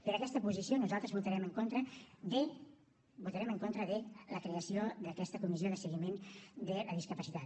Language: Catalan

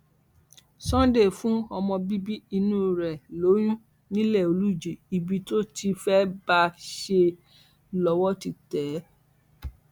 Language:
Yoruba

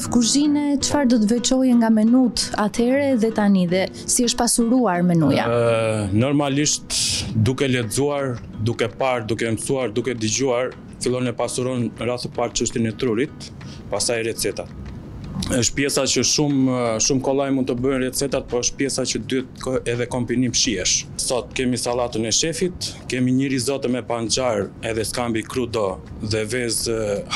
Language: Romanian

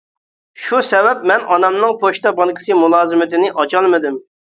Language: Uyghur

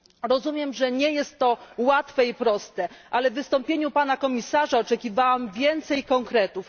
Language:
Polish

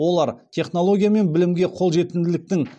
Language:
Kazakh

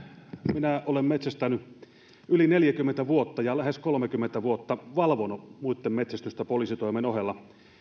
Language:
Finnish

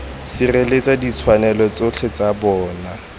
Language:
Tswana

